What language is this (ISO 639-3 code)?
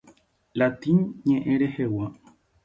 grn